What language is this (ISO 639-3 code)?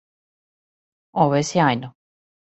srp